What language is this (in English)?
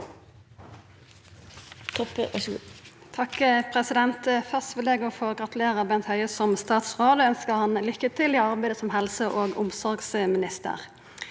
Norwegian